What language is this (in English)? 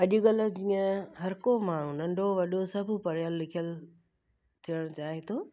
Sindhi